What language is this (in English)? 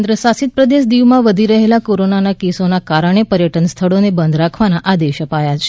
Gujarati